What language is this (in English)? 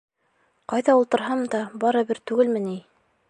Bashkir